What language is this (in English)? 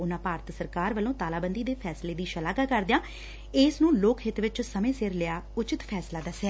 Punjabi